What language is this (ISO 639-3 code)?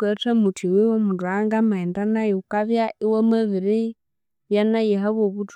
koo